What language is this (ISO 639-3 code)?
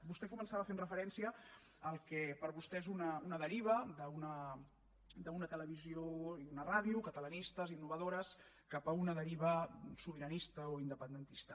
cat